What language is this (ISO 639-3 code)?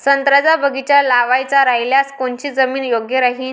mar